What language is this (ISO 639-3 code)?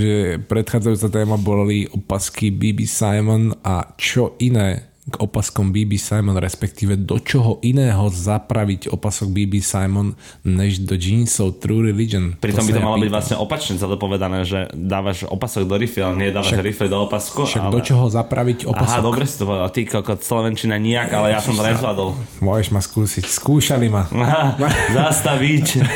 slk